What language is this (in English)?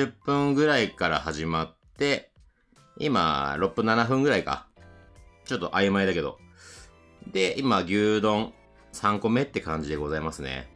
Japanese